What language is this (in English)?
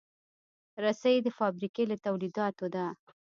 Pashto